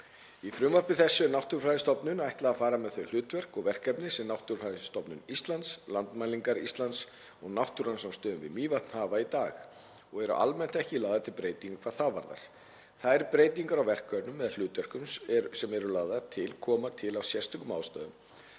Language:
Icelandic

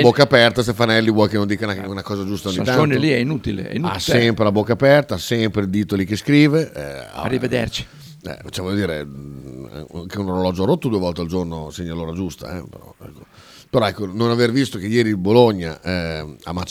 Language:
Italian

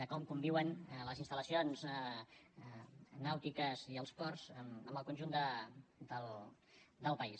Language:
Catalan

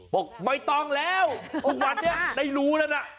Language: Thai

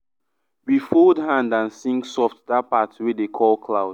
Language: Nigerian Pidgin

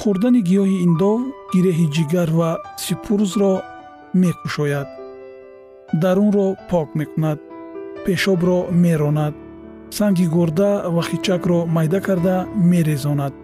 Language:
Persian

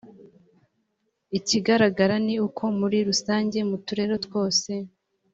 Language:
Kinyarwanda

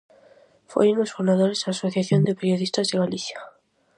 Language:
Galician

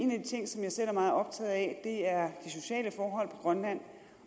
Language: Danish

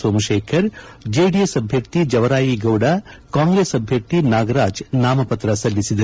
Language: Kannada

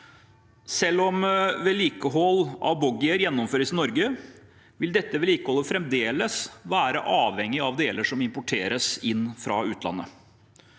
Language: Norwegian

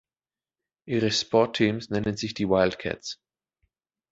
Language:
German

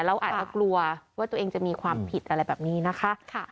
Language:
Thai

